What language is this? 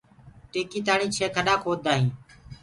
Gurgula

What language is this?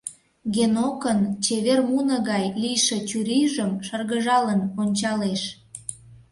Mari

